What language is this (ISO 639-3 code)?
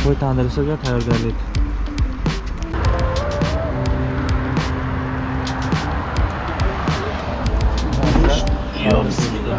uzb